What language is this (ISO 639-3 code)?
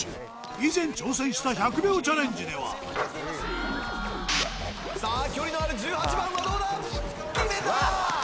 jpn